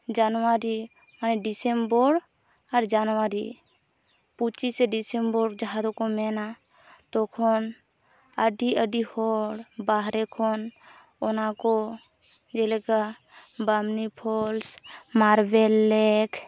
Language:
Santali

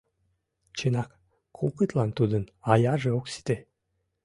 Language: Mari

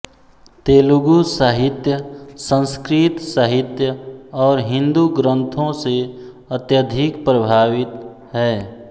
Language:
Hindi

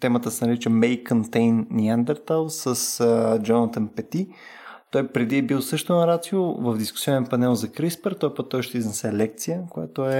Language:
Bulgarian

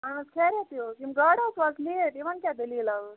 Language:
Kashmiri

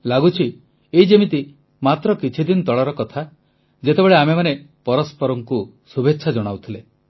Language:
Odia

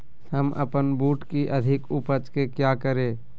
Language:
Magahi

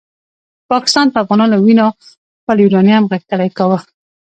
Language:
Pashto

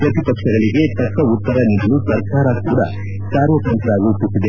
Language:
Kannada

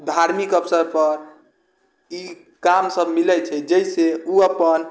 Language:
Maithili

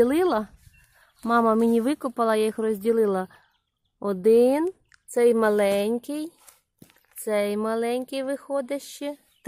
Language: Ukrainian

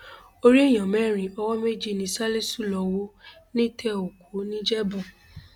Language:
Yoruba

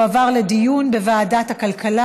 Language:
Hebrew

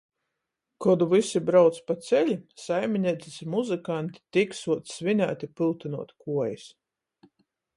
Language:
Latgalian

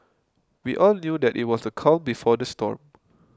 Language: English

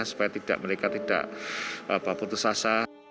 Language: Indonesian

